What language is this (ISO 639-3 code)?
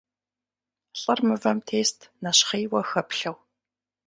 kbd